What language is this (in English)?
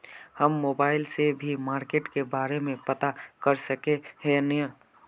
Magahi